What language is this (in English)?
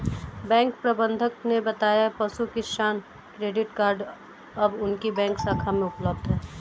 Hindi